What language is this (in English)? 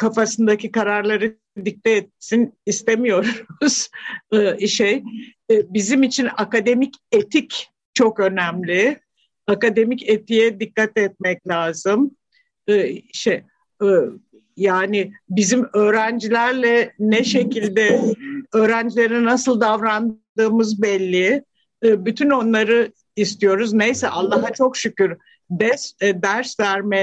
Turkish